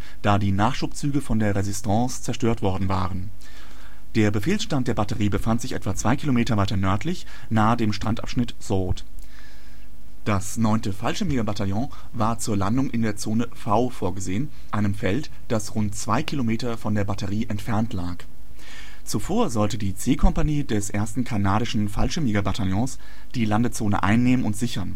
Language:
German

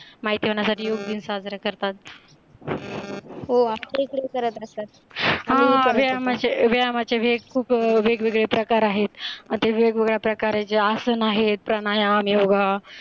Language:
Marathi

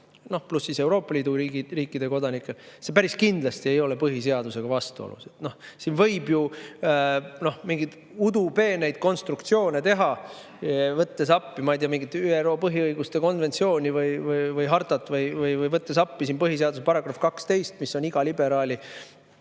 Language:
Estonian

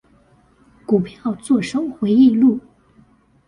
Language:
Chinese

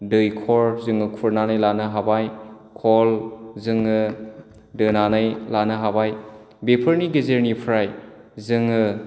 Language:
Bodo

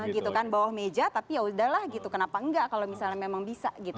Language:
Indonesian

